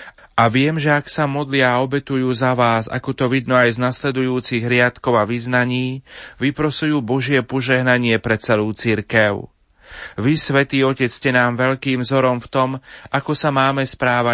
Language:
Slovak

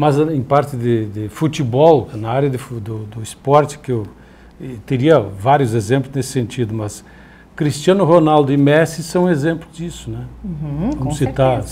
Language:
Portuguese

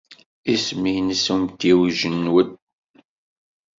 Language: Kabyle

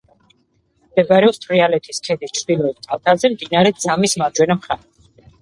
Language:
Georgian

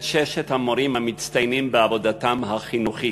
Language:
Hebrew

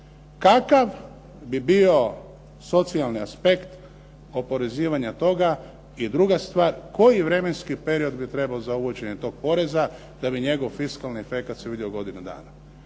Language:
Croatian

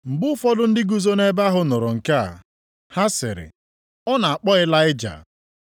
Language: Igbo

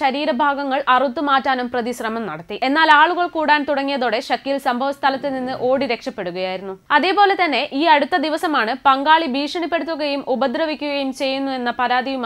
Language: Hindi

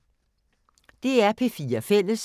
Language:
Danish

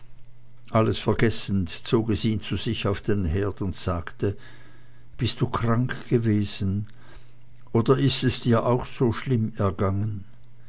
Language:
German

